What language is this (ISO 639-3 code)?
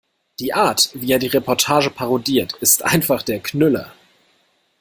deu